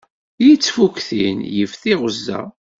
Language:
Kabyle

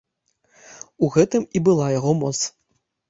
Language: Belarusian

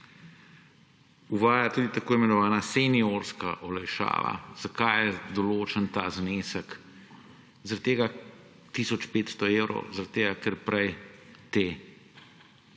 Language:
Slovenian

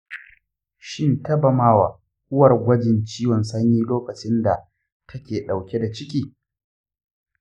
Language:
Hausa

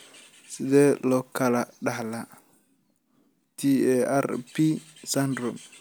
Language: Somali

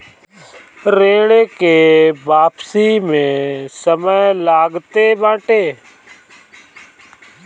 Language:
Bhojpuri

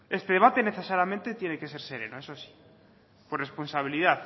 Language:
Spanish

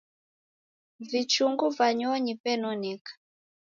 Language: Taita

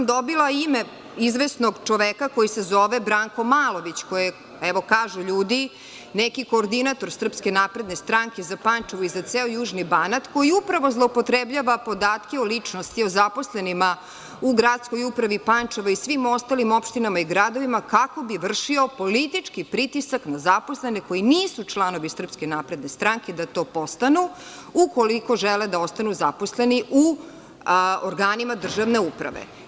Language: Serbian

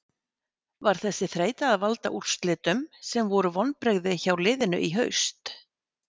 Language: Icelandic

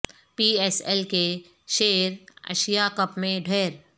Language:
Urdu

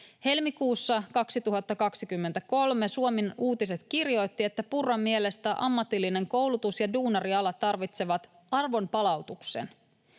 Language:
Finnish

